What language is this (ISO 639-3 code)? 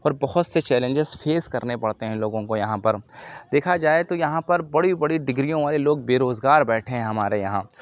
urd